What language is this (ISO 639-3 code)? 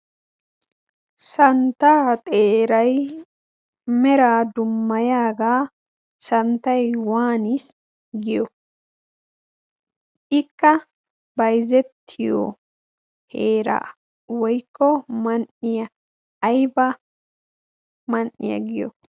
wal